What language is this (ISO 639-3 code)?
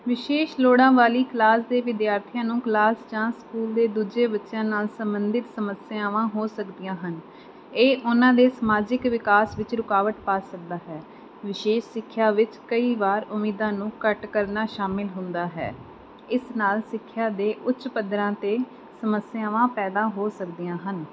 pan